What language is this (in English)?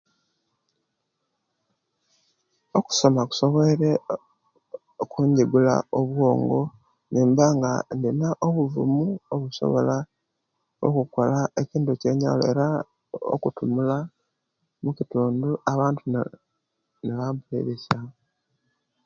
Kenyi